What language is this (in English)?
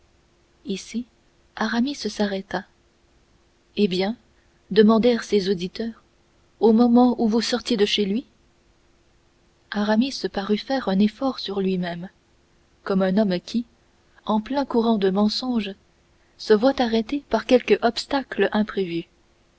French